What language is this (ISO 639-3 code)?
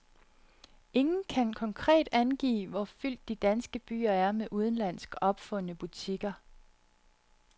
dan